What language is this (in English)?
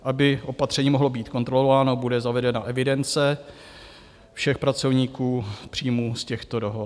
Czech